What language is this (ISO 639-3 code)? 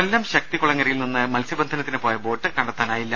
mal